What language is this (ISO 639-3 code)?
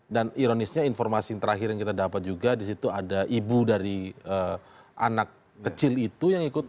ind